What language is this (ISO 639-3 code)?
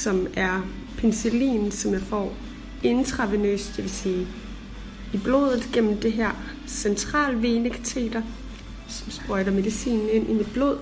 dan